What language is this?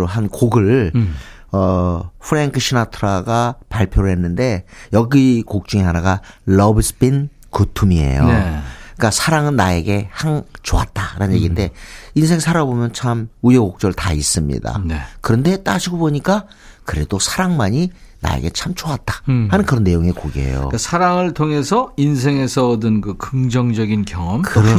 Korean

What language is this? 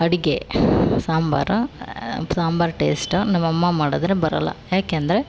Kannada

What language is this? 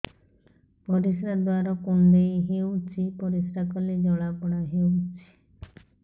Odia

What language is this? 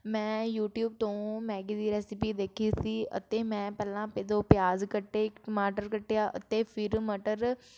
Punjabi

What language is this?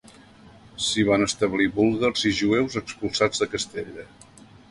Catalan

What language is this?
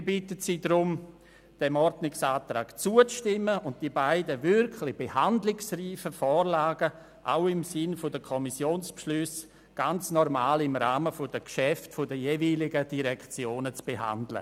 Swiss German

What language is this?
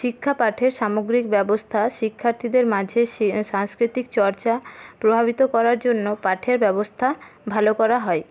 Bangla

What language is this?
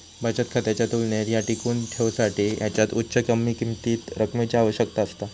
Marathi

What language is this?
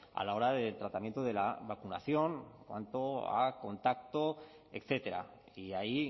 Spanish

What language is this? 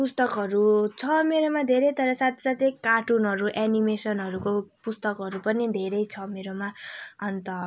Nepali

